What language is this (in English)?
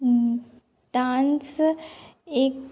Konkani